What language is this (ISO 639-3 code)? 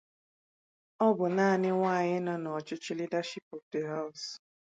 ibo